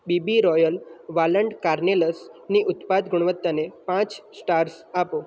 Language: Gujarati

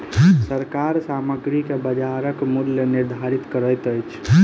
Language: Maithili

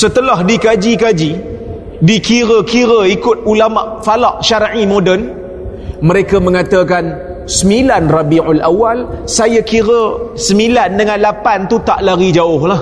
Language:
Malay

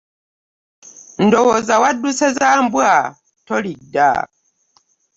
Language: Ganda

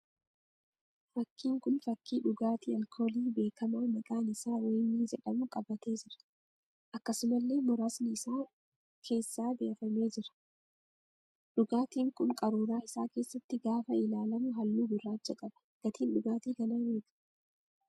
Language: Oromo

